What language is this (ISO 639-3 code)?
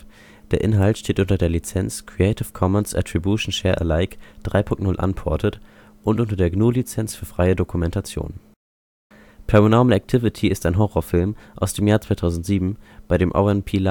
deu